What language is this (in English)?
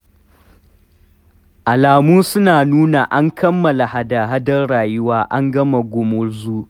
Hausa